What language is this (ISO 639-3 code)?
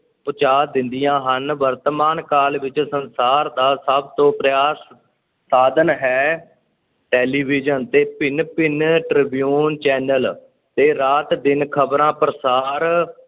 pan